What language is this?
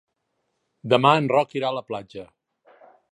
Catalan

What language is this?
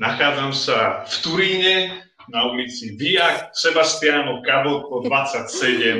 Slovak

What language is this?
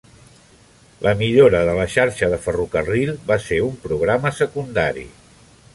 Catalan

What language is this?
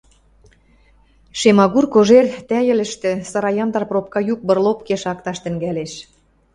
Western Mari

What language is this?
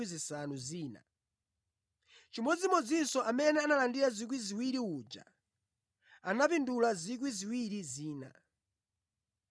Nyanja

